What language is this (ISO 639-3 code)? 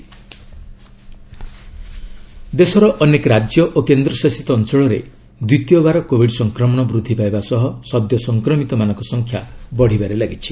ori